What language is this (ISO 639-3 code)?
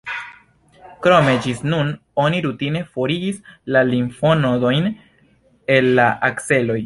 epo